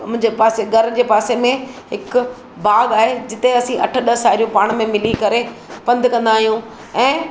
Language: Sindhi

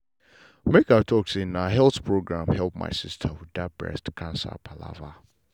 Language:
Nigerian Pidgin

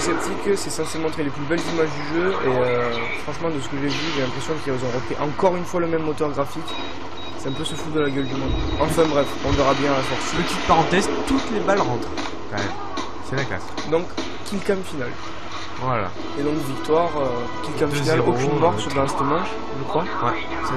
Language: French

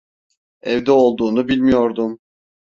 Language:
Turkish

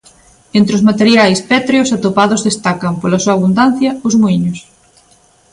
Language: Galician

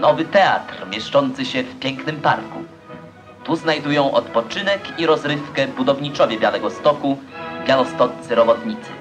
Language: Polish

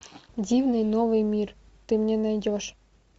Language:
Russian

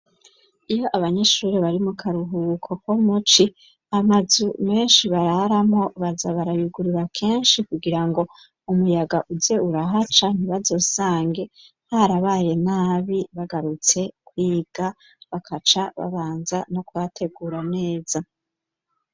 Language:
Rundi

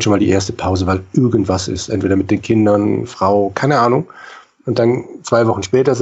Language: German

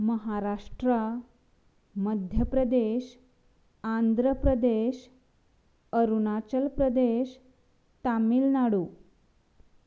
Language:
Konkani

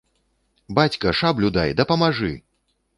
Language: Belarusian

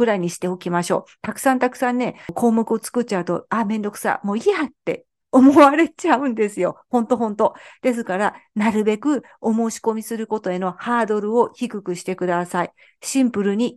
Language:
Japanese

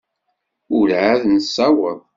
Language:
Kabyle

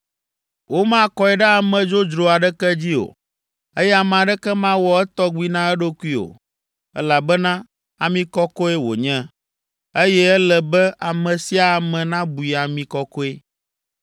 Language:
Ewe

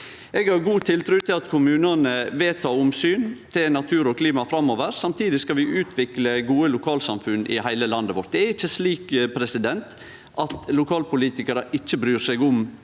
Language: Norwegian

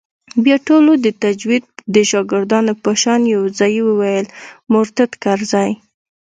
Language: Pashto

